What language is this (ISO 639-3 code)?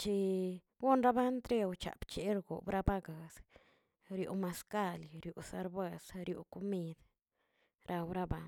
zts